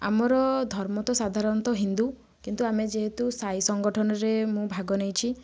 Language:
Odia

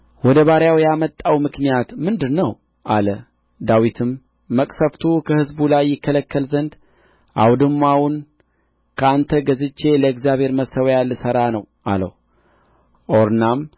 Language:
Amharic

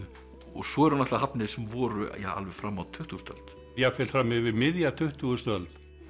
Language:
Icelandic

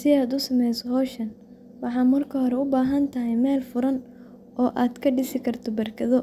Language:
Somali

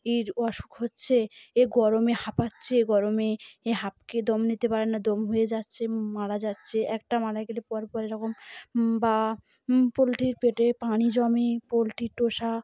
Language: Bangla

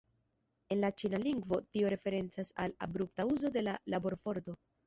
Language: Esperanto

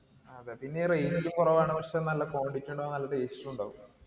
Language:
Malayalam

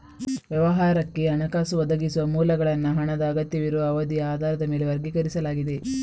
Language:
Kannada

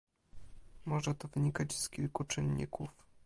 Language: Polish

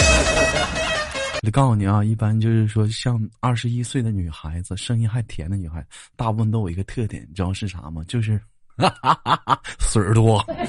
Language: Chinese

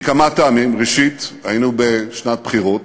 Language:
Hebrew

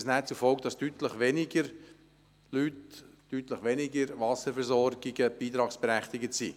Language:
Swiss German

